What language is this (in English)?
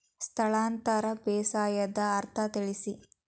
Kannada